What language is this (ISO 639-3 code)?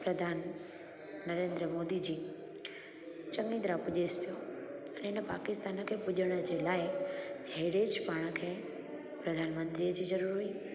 snd